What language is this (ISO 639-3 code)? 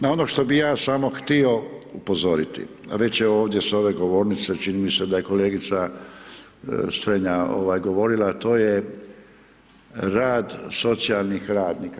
hrv